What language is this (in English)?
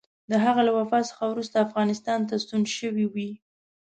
Pashto